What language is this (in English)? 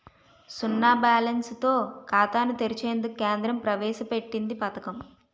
Telugu